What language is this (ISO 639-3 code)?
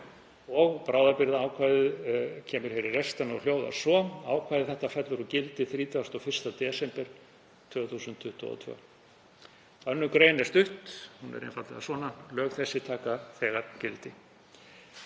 isl